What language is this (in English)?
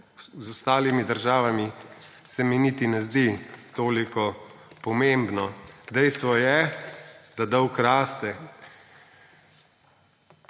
Slovenian